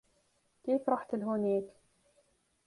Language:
Arabic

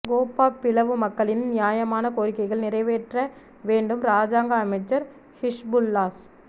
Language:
Tamil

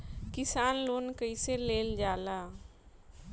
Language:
Bhojpuri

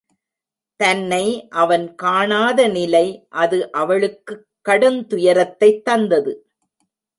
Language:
Tamil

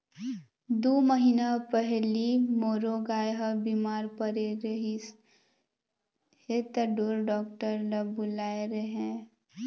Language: Chhattisgarhi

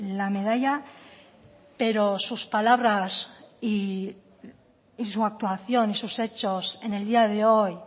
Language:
Spanish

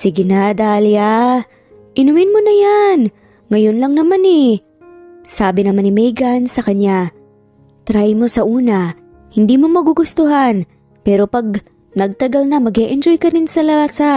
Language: Filipino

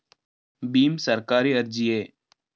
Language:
Kannada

